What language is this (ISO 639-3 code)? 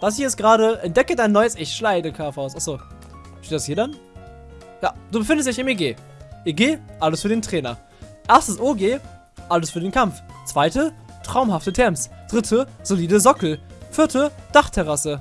deu